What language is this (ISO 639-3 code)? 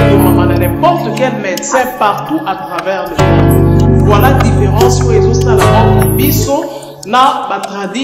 fra